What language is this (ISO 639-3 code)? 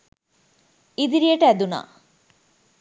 sin